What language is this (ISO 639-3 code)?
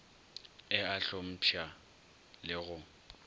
nso